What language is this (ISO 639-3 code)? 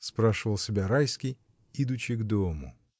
rus